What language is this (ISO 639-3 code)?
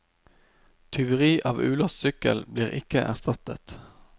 nor